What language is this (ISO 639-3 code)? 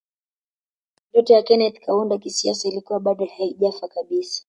swa